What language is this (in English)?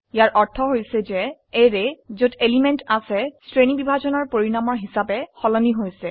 Assamese